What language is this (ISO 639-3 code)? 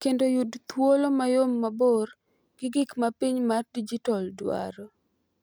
luo